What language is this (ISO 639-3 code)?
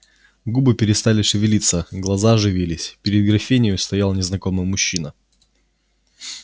rus